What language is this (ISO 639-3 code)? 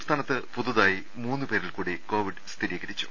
mal